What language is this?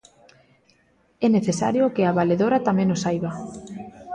Galician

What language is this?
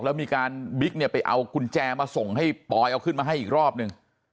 Thai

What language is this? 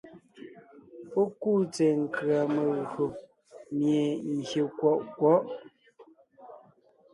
Ngiemboon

